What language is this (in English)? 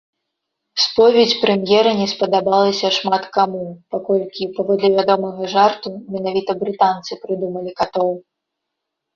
Belarusian